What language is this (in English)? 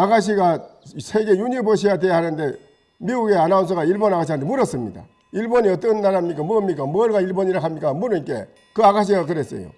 Korean